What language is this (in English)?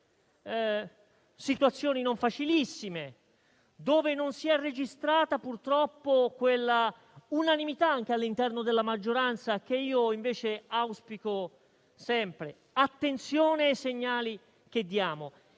Italian